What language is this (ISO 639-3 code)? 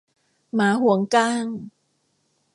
tha